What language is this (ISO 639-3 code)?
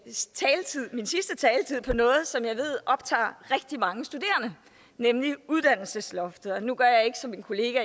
dan